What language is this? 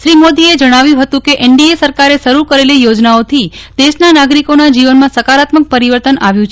Gujarati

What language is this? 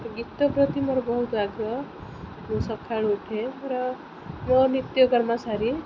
Odia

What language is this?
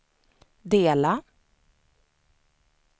Swedish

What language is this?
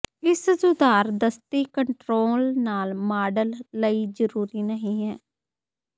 Punjabi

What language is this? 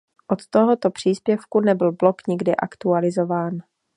Czech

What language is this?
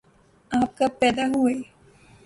Urdu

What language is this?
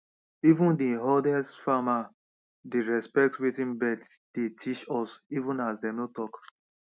Nigerian Pidgin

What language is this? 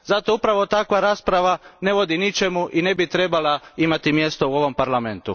Croatian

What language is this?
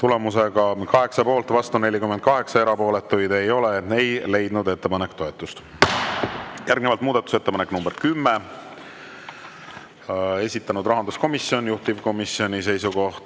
Estonian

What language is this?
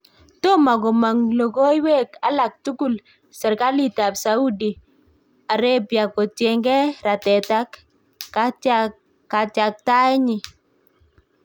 Kalenjin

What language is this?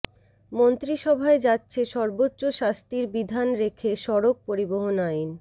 Bangla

